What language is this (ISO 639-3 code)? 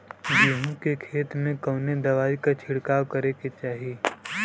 bho